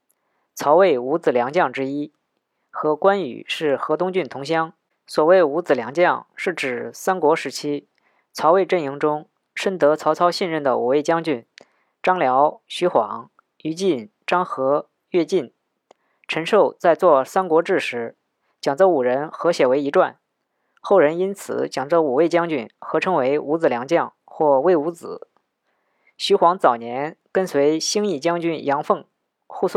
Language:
Chinese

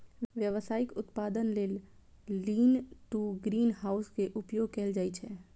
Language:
Maithili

